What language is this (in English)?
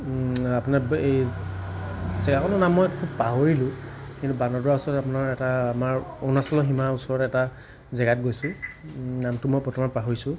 Assamese